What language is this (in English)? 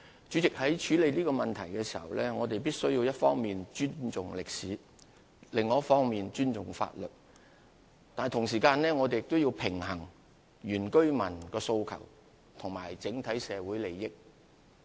Cantonese